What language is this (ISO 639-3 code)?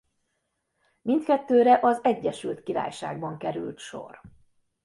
hun